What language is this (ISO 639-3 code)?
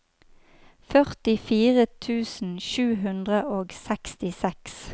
nor